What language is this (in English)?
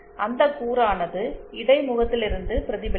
Tamil